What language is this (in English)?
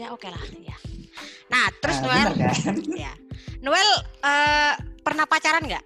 Indonesian